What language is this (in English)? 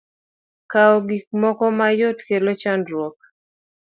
Luo (Kenya and Tanzania)